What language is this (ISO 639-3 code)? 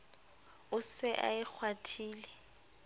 sot